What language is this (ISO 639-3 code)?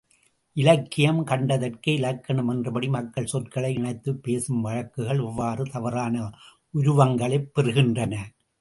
tam